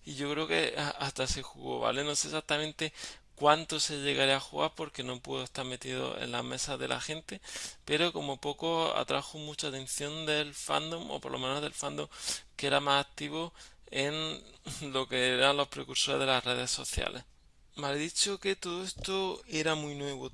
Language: Spanish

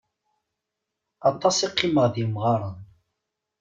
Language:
Kabyle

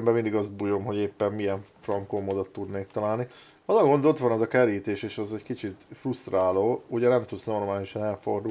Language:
Hungarian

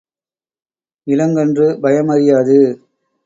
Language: Tamil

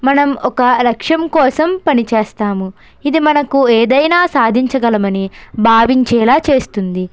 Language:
Telugu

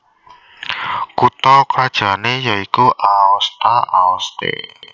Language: Javanese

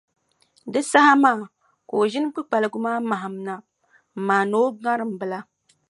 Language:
Dagbani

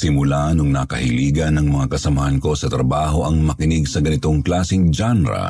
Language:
Filipino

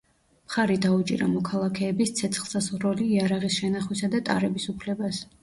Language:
Georgian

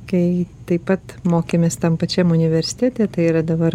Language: Lithuanian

